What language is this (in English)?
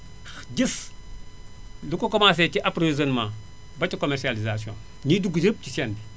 Wolof